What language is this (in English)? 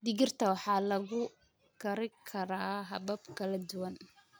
Somali